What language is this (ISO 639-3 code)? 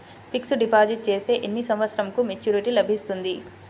tel